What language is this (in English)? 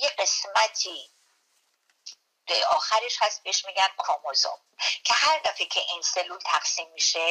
Persian